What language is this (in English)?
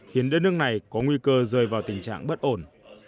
Vietnamese